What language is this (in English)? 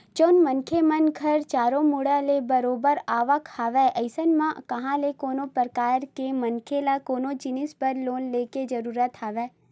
Chhattisgarhi